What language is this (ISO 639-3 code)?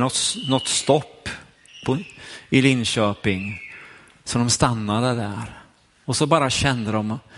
swe